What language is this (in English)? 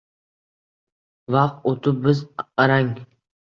Uzbek